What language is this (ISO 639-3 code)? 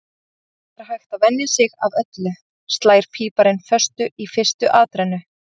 isl